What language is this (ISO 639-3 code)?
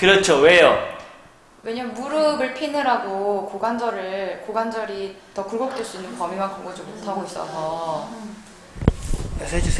kor